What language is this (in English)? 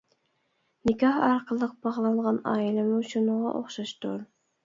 Uyghur